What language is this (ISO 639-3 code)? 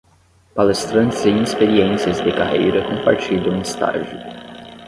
por